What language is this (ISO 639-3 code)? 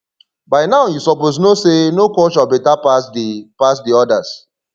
pcm